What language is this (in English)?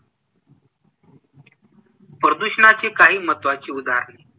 Marathi